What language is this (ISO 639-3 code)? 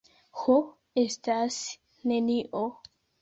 epo